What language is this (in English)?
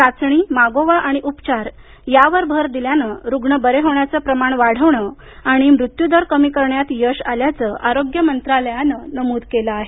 Marathi